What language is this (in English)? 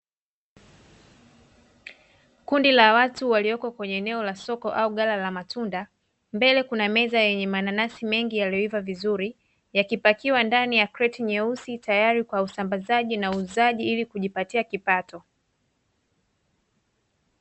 Swahili